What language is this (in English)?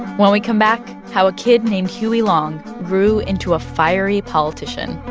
English